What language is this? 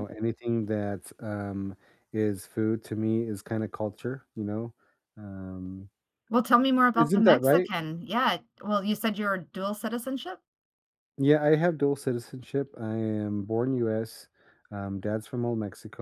English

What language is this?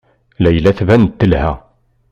Kabyle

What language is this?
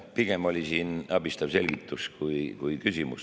Estonian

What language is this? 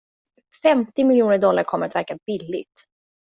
Swedish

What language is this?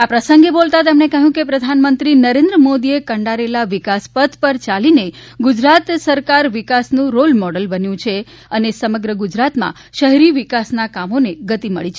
Gujarati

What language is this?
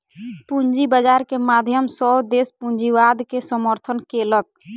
Maithili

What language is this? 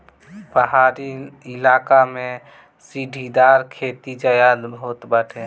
Bhojpuri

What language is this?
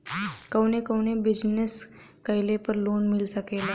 Bhojpuri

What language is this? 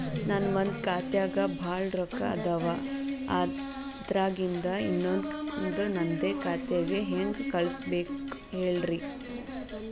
Kannada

